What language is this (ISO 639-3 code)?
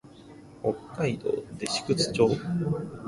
jpn